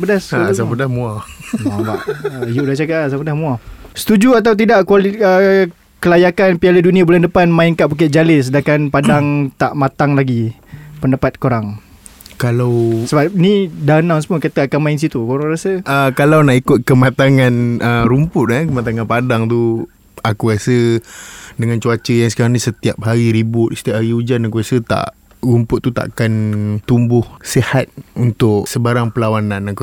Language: Malay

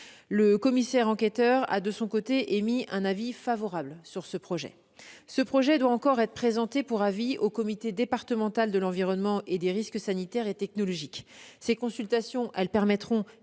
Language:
French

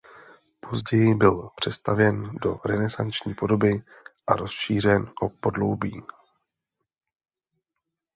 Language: Czech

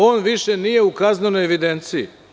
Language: Serbian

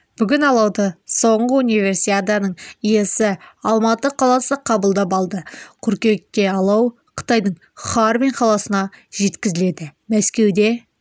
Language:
Kazakh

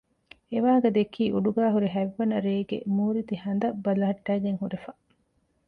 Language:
Divehi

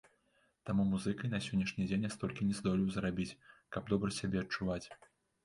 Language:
Belarusian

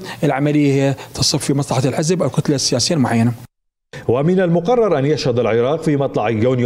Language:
Arabic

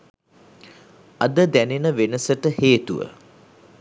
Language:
Sinhala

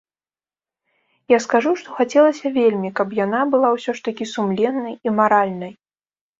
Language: Belarusian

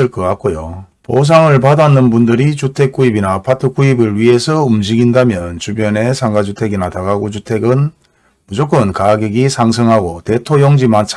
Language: Korean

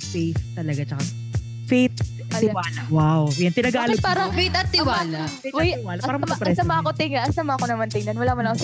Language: Filipino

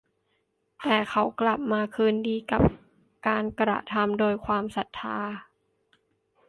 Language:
Thai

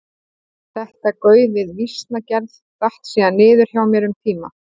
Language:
Icelandic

